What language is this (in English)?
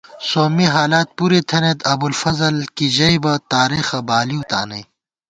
Gawar-Bati